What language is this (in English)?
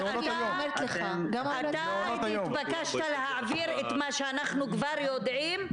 Hebrew